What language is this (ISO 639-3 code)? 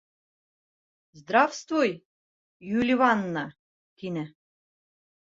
bak